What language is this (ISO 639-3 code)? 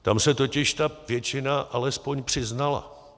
ces